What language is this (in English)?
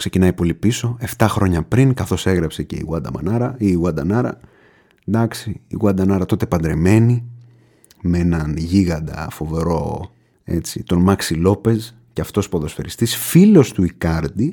Greek